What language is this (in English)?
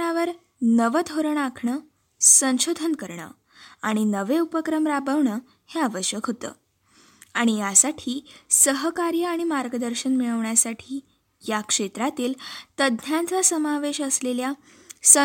Marathi